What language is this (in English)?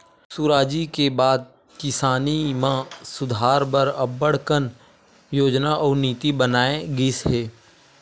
Chhattisgarhi